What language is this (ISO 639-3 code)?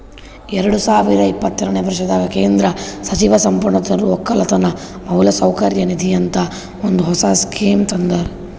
kan